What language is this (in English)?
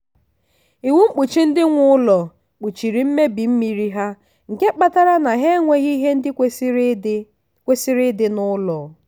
Igbo